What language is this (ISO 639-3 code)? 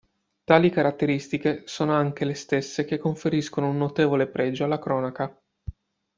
ita